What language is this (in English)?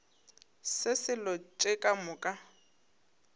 Northern Sotho